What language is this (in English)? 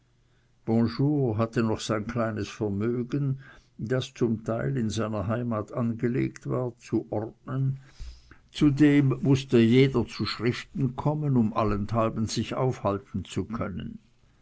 German